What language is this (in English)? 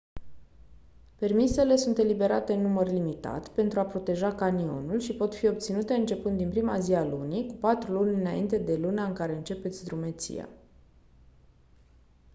Romanian